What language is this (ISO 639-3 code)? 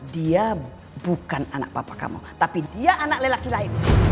ind